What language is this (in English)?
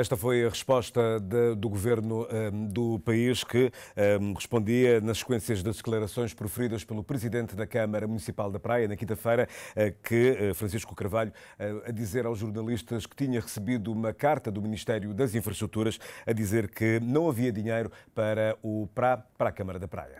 Portuguese